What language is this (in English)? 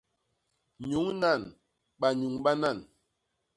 Basaa